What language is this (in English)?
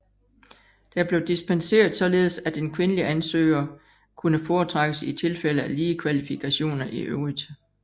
Danish